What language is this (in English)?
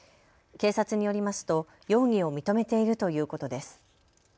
Japanese